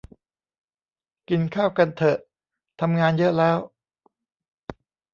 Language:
Thai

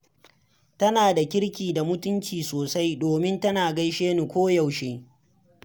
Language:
Hausa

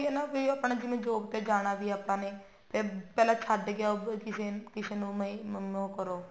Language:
Punjabi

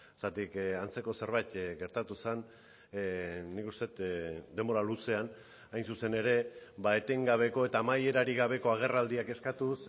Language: Basque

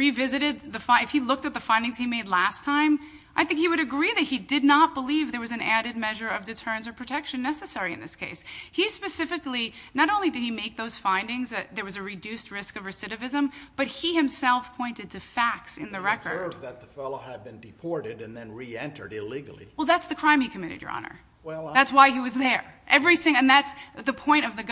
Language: English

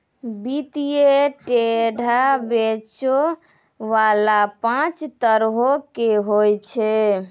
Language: Maithili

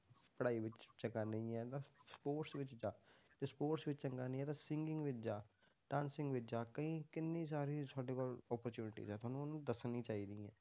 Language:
Punjabi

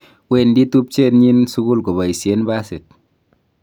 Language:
Kalenjin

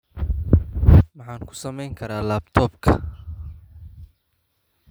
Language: Somali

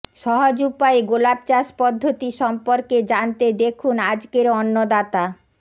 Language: Bangla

